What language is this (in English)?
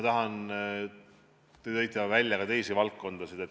Estonian